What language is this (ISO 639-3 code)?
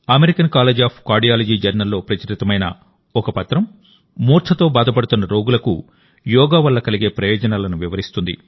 tel